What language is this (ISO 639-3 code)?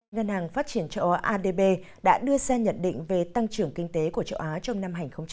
vie